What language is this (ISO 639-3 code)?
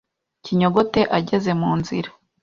kin